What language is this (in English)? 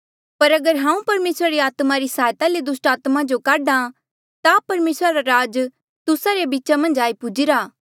Mandeali